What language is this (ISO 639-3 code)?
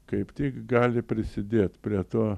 lit